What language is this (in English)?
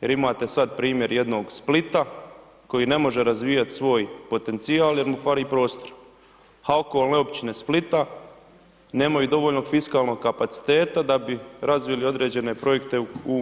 Croatian